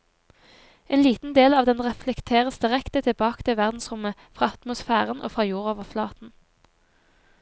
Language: Norwegian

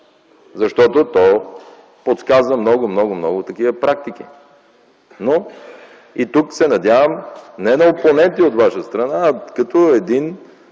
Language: Bulgarian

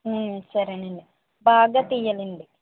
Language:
Telugu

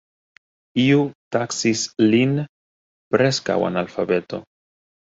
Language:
Esperanto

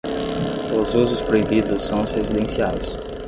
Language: Portuguese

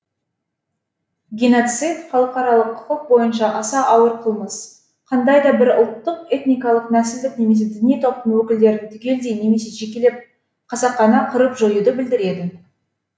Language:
Kazakh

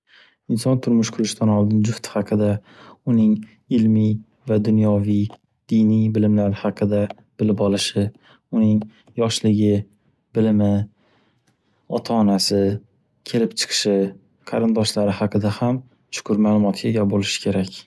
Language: Uzbek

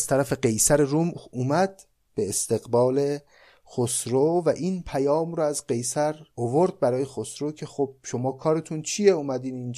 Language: Persian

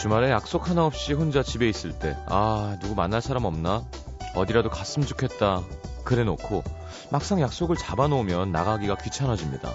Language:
Korean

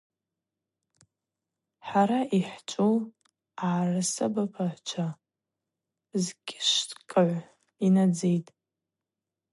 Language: Abaza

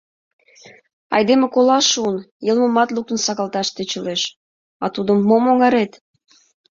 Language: Mari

